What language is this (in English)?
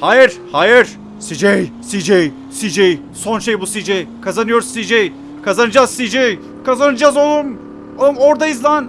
Turkish